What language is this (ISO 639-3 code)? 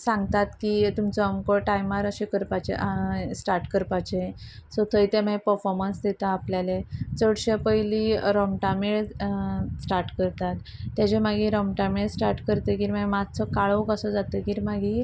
kok